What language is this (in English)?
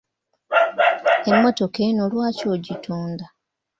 Ganda